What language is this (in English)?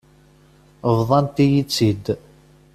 Kabyle